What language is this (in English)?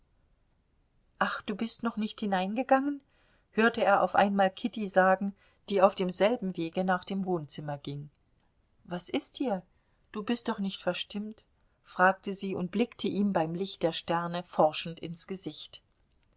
German